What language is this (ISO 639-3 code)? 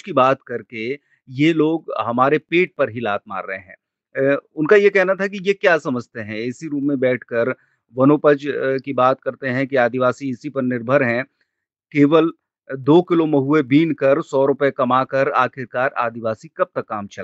hin